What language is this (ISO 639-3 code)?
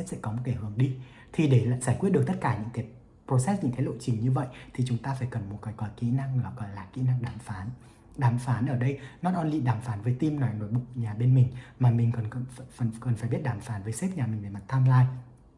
vie